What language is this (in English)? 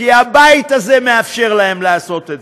Hebrew